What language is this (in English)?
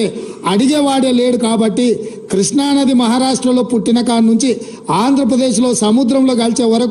Telugu